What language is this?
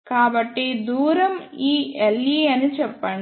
Telugu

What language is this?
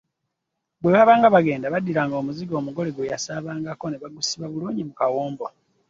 Ganda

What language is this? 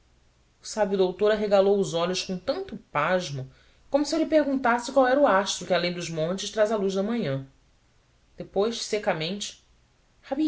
Portuguese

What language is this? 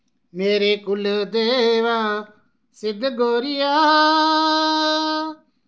Dogri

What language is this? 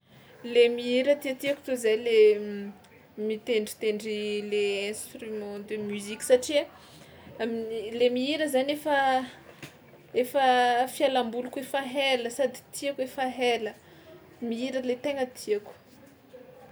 Tsimihety Malagasy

